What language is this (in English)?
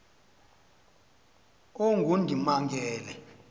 Xhosa